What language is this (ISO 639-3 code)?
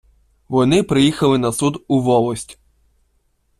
ukr